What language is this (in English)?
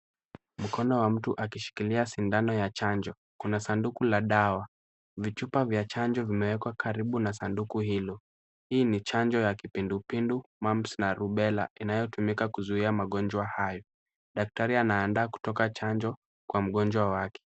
Swahili